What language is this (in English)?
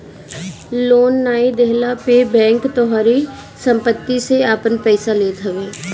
Bhojpuri